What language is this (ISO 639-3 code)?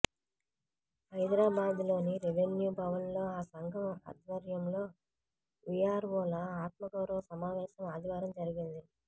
tel